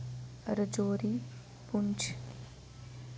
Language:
Dogri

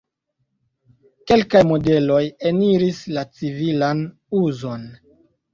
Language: Esperanto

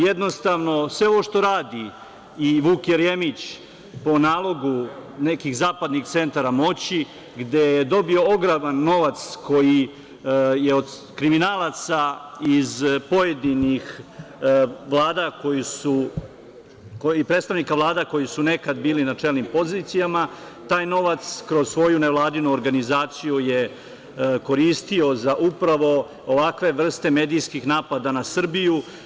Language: Serbian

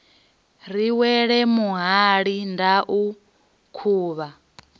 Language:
Venda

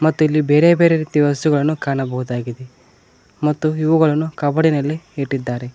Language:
Kannada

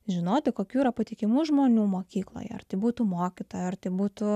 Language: Lithuanian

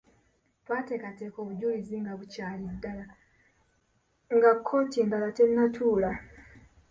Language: Ganda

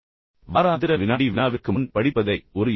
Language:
Tamil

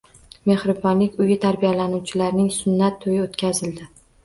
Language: Uzbek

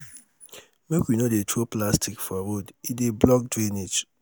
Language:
Nigerian Pidgin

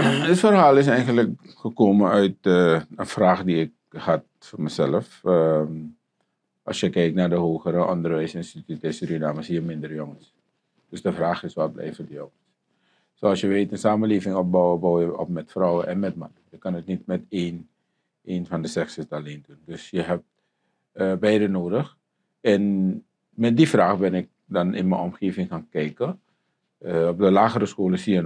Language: Dutch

